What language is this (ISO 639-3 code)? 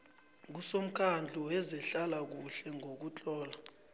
nbl